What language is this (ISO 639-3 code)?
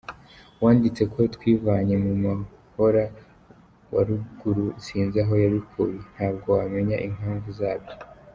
kin